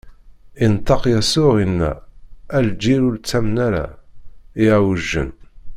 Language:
Kabyle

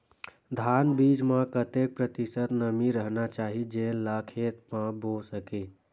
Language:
Chhattisgarhi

